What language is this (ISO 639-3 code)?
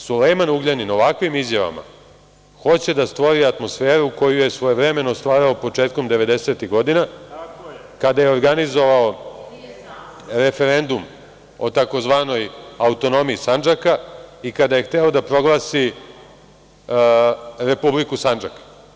srp